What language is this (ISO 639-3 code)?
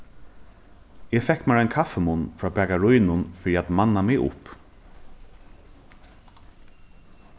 fao